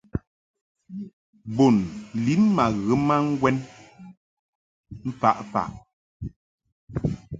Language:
Mungaka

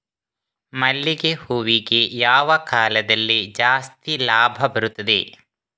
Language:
Kannada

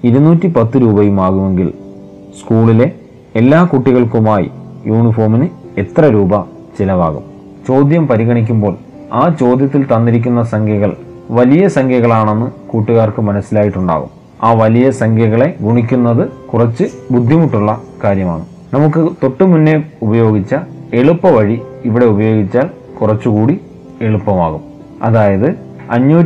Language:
Malayalam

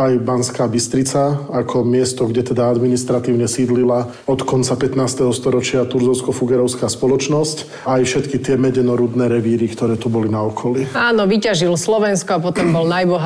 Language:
Slovak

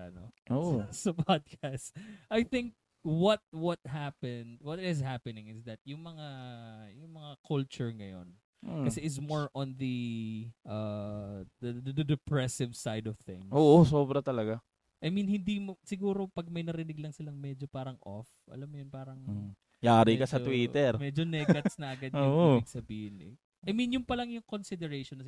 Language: Filipino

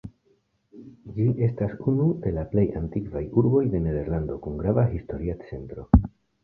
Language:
Esperanto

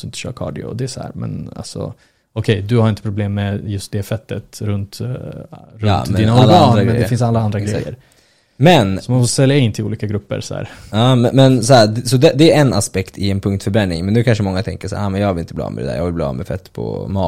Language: Swedish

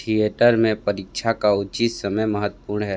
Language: Hindi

